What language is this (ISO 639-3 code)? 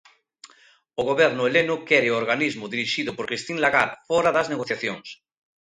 glg